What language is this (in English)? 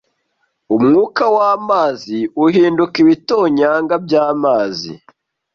Kinyarwanda